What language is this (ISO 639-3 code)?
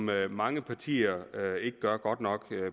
dan